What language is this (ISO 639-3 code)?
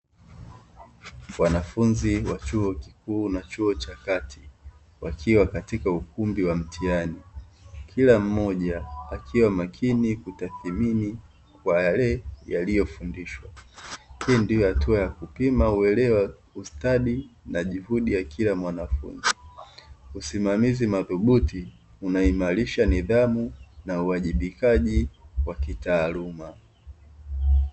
swa